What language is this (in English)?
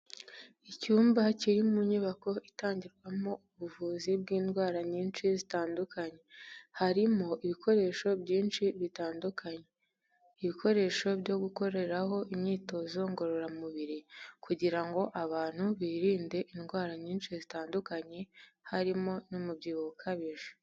Kinyarwanda